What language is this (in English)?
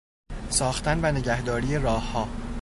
Persian